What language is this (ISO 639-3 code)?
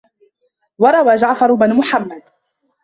ara